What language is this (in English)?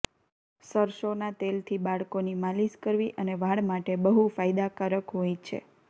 Gujarati